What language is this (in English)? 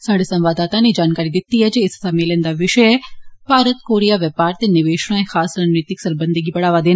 Dogri